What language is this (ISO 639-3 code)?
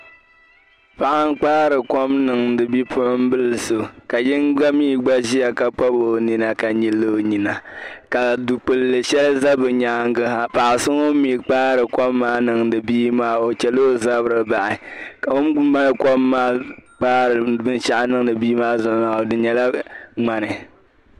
dag